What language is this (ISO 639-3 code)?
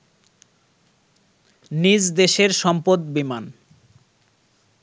ben